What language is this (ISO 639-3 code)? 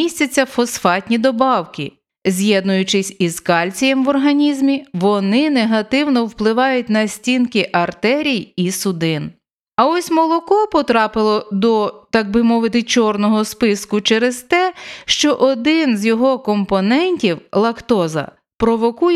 ukr